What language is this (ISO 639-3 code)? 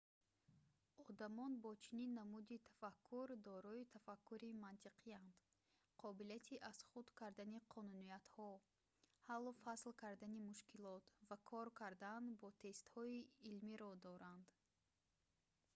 tgk